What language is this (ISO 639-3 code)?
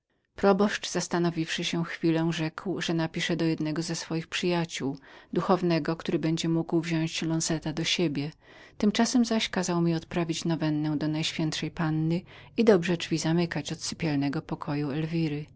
pol